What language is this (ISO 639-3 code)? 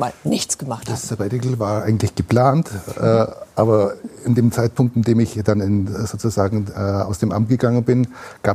deu